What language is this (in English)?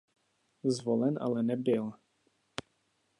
Czech